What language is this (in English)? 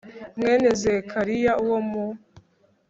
Kinyarwanda